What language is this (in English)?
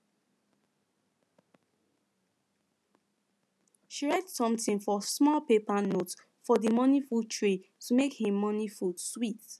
Nigerian Pidgin